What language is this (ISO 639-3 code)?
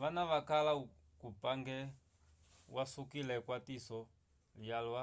umb